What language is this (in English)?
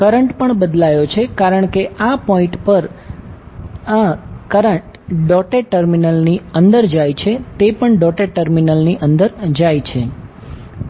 Gujarati